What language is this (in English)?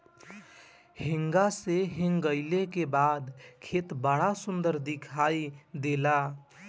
Bhojpuri